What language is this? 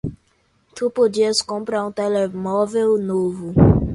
Portuguese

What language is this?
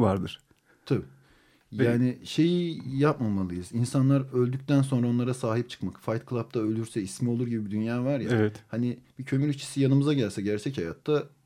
Turkish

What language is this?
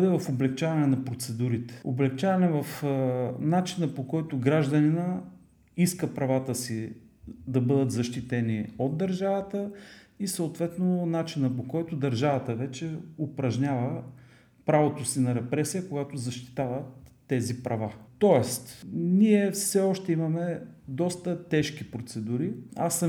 Bulgarian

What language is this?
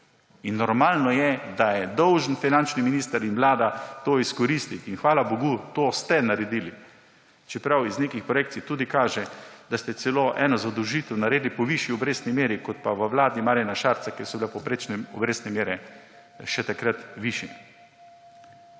Slovenian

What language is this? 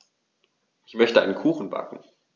German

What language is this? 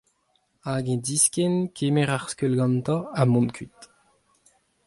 Breton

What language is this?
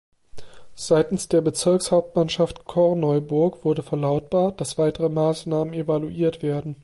German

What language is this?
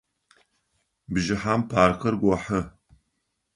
Adyghe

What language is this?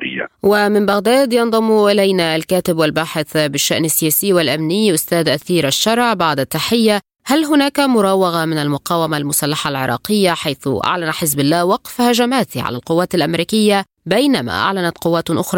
Arabic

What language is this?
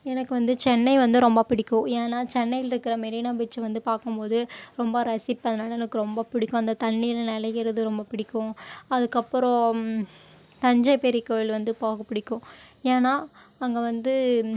Tamil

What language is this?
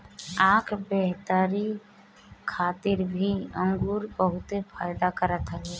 Bhojpuri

